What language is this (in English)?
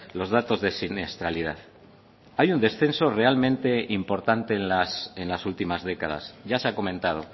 Spanish